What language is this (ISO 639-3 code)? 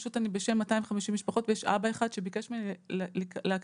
heb